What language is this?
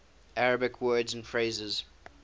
English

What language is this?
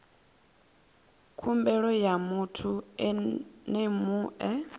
Venda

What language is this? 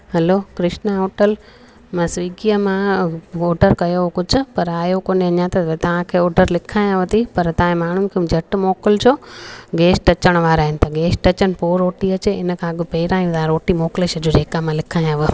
Sindhi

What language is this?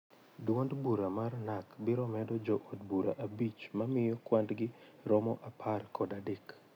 Luo (Kenya and Tanzania)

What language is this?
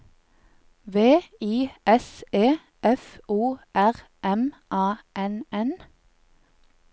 Norwegian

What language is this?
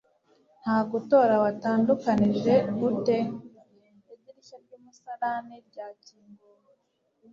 Kinyarwanda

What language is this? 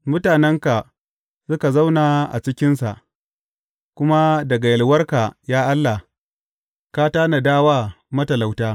Hausa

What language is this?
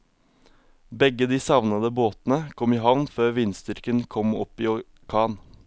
Norwegian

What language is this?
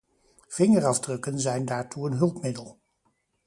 Dutch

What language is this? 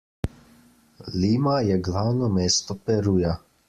Slovenian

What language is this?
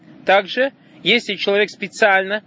Russian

